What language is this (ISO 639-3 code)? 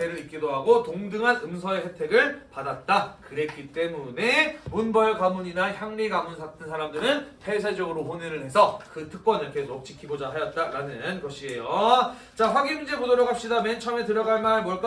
kor